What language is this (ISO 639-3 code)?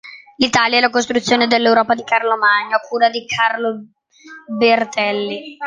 ita